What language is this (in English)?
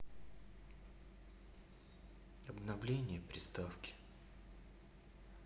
Russian